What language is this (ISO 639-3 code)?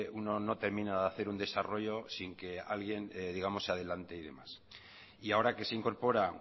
spa